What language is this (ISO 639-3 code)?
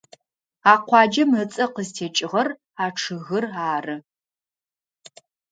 ady